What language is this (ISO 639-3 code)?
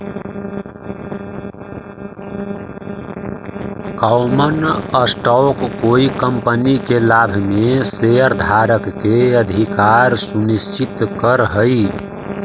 mag